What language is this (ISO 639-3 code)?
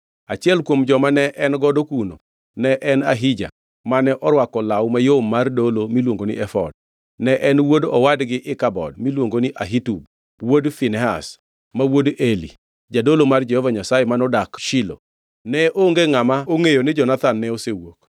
luo